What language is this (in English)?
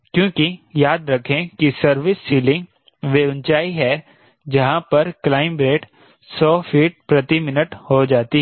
Hindi